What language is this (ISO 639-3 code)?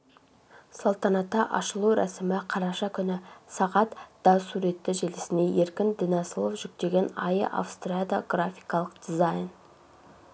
kaz